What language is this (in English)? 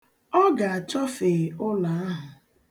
Igbo